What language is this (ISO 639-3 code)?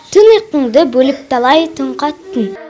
kaz